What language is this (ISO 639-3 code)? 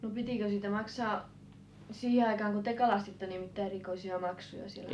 fin